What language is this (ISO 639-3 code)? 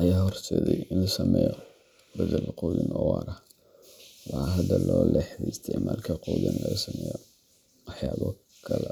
som